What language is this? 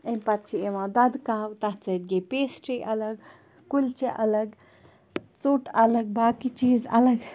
Kashmiri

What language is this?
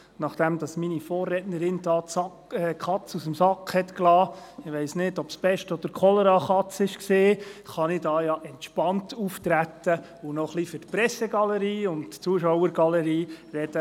Swiss German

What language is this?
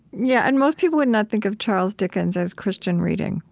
English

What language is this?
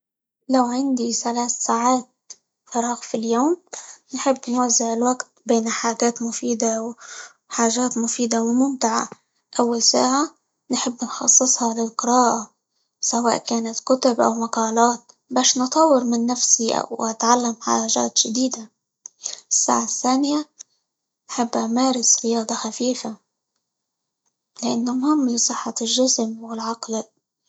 Libyan Arabic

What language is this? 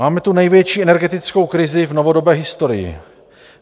Czech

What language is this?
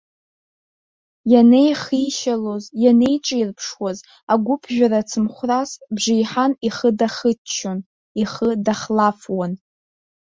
Abkhazian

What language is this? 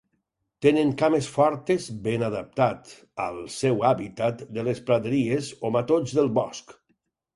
Catalan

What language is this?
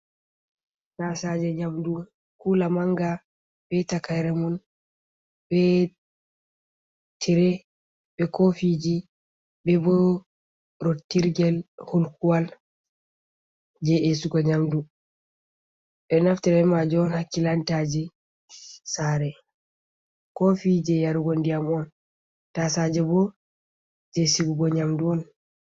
Fula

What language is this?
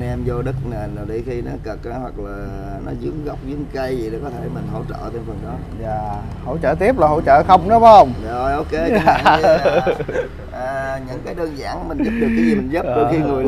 Vietnamese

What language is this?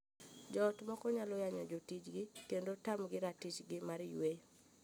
Luo (Kenya and Tanzania)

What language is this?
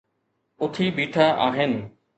Sindhi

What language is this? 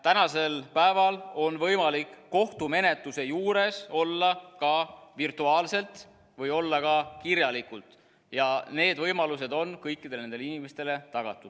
Estonian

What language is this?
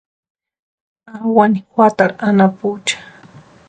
Western Highland Purepecha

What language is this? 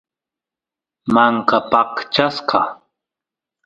Santiago del Estero Quichua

